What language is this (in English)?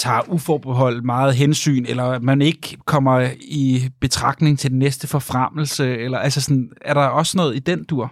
Danish